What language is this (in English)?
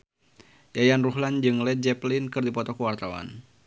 Sundanese